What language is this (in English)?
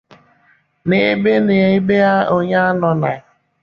Igbo